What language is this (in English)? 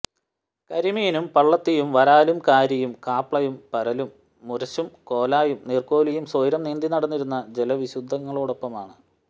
Malayalam